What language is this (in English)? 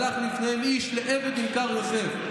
Hebrew